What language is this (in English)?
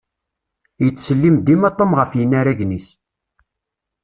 Kabyle